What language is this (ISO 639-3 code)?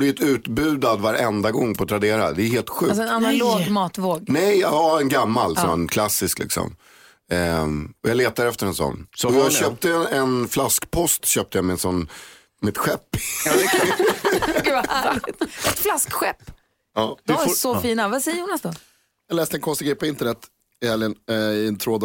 swe